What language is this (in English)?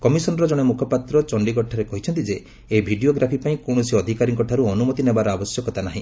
Odia